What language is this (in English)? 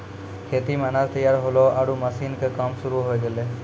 Maithili